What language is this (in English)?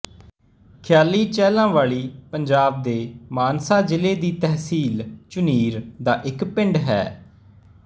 Punjabi